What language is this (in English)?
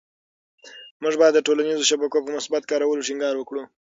Pashto